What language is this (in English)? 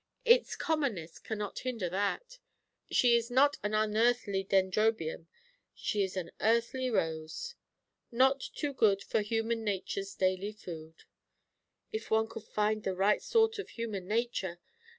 English